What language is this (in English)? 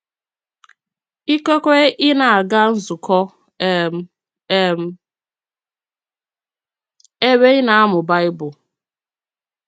Igbo